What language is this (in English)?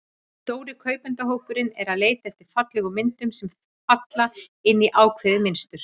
Icelandic